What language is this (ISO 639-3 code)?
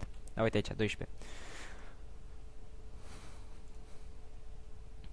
ron